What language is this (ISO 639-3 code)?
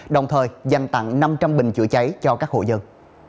vie